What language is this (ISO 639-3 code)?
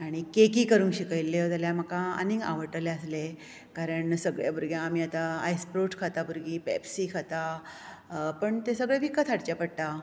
kok